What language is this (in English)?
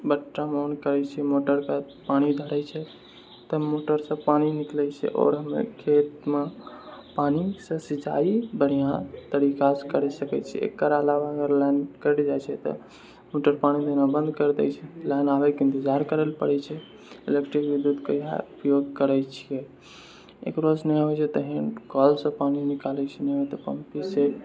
Maithili